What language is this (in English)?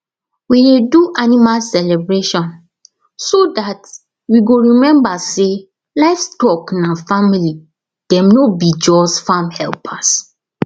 Nigerian Pidgin